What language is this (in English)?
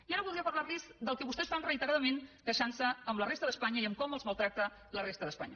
Catalan